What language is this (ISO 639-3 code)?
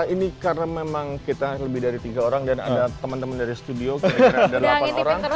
ind